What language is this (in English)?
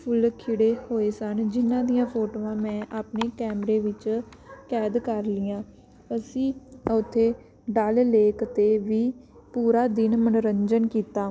Punjabi